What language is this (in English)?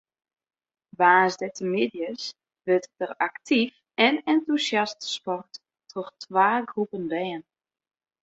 Western Frisian